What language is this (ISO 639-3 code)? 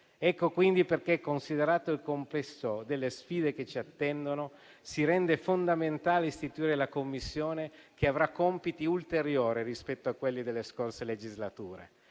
ita